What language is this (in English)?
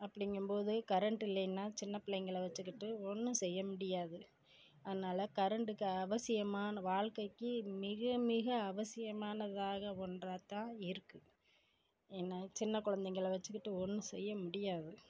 Tamil